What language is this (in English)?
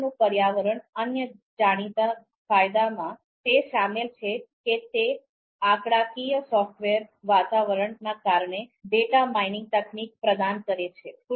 Gujarati